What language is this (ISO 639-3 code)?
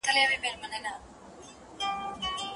pus